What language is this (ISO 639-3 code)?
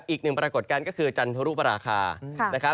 tha